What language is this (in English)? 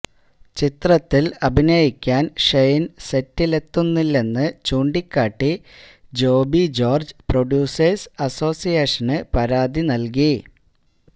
Malayalam